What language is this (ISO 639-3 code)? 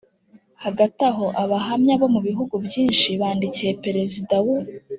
kin